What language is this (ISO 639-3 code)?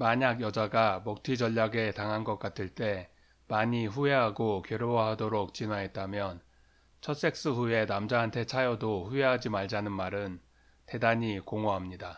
kor